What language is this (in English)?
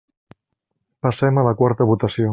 Catalan